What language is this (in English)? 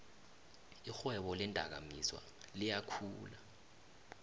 South Ndebele